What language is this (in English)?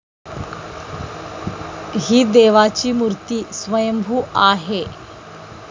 Marathi